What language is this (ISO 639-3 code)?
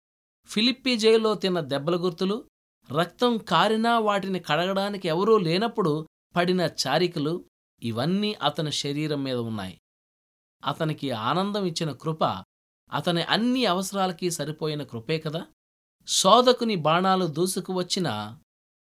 tel